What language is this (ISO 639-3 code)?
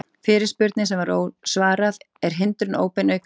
isl